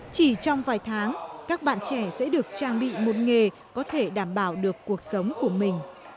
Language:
Vietnamese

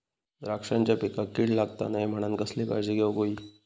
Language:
Marathi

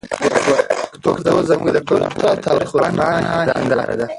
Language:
Pashto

